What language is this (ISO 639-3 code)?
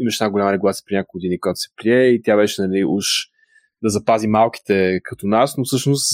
bul